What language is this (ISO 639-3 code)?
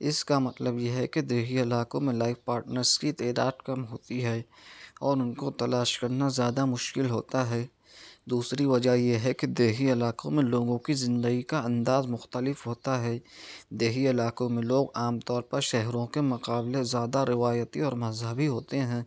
urd